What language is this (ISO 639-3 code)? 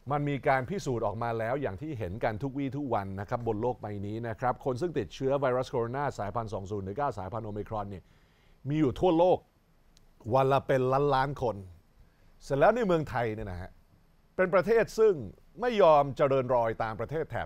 tha